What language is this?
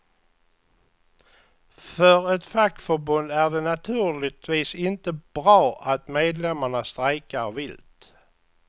Swedish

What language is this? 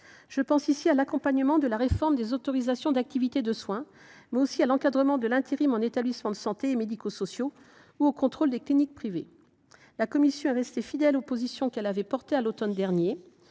French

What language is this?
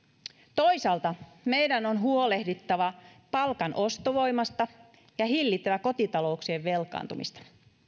Finnish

